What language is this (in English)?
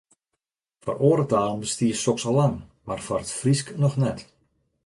Western Frisian